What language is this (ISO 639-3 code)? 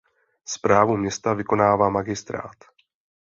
ces